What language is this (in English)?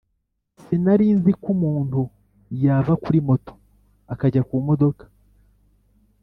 Kinyarwanda